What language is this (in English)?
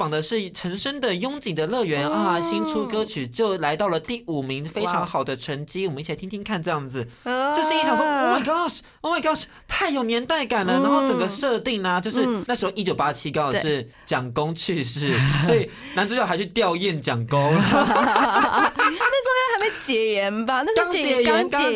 Chinese